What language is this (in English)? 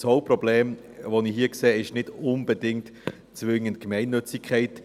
Swiss German